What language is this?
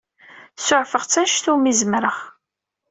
Kabyle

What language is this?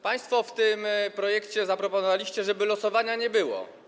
Polish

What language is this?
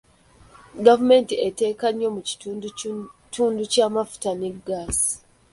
Ganda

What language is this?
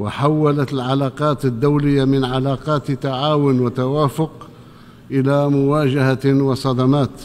Arabic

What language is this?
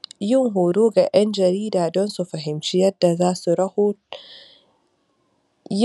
Hausa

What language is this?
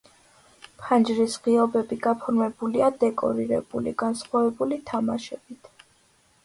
Georgian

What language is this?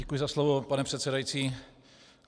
Czech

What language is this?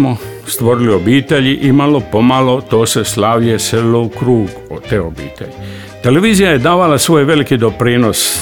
Croatian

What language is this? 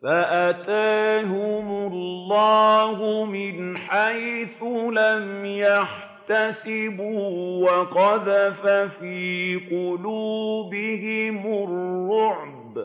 Arabic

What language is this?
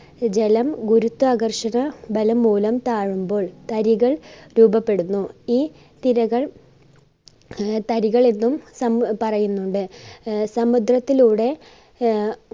Malayalam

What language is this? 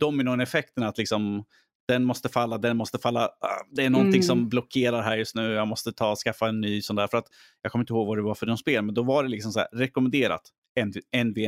Swedish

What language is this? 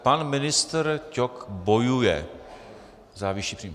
Czech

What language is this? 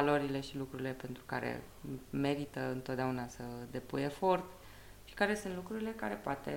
Romanian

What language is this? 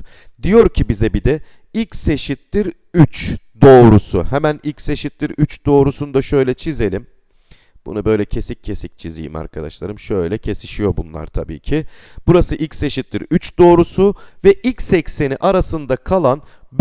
Turkish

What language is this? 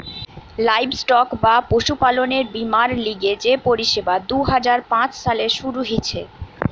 Bangla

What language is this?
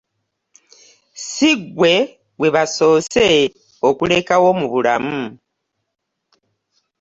Ganda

